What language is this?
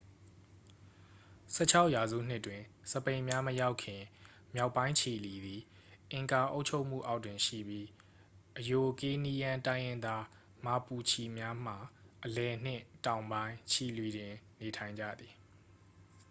Burmese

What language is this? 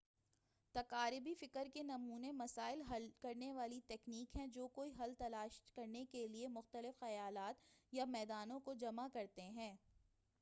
Urdu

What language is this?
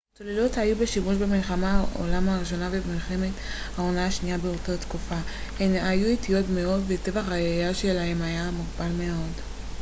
Hebrew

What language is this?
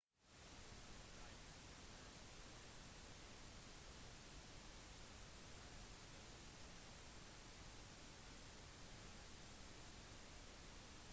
Norwegian Bokmål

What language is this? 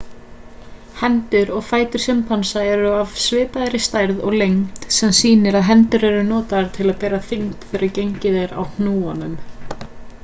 Icelandic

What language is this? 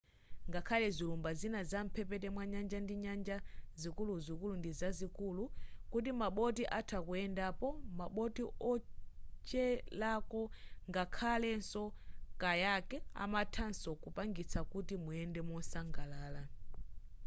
Nyanja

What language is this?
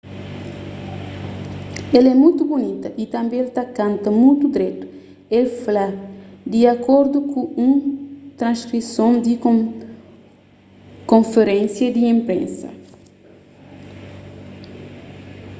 Kabuverdianu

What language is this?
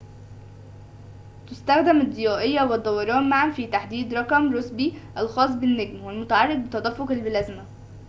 Arabic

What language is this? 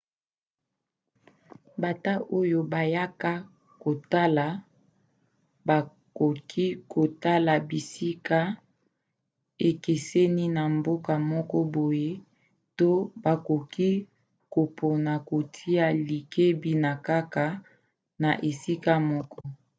Lingala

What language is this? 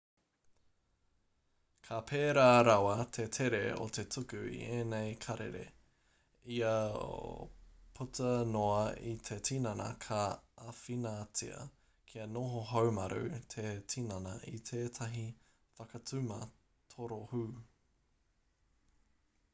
Māori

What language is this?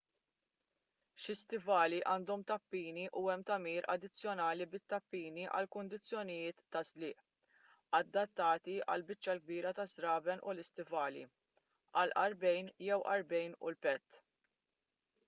Maltese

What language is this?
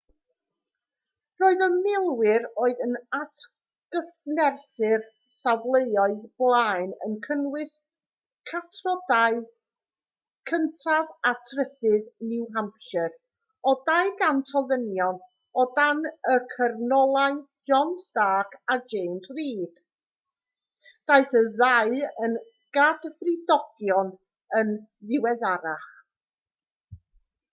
Welsh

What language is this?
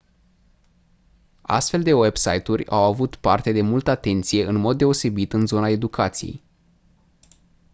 Romanian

